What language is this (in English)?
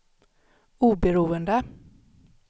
Swedish